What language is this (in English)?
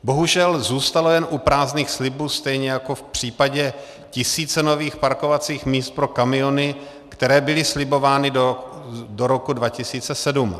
Czech